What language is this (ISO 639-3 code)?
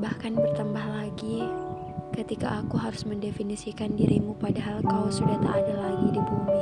ind